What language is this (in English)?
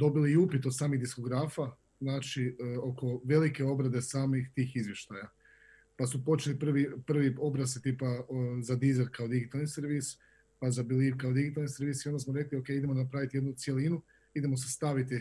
Croatian